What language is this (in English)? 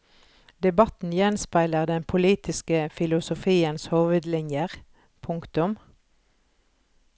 Norwegian